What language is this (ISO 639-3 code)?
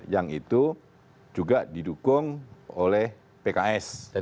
ind